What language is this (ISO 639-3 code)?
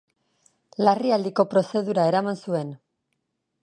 eus